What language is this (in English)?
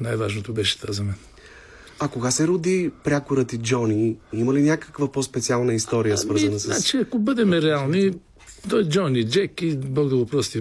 Bulgarian